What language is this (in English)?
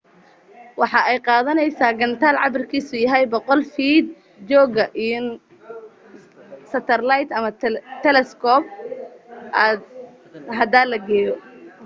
Somali